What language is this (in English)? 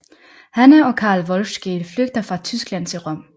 Danish